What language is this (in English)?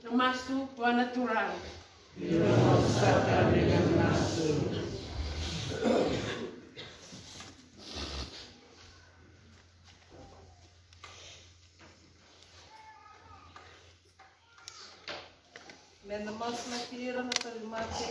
Indonesian